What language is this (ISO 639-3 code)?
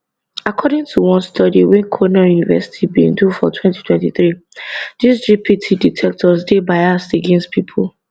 pcm